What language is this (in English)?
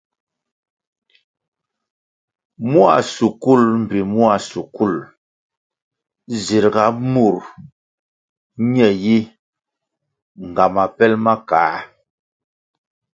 Kwasio